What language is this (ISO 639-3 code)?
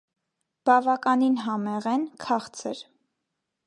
hye